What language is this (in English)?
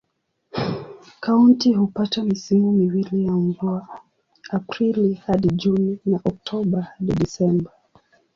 Swahili